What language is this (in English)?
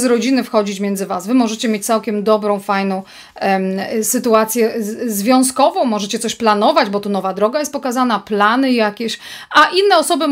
Polish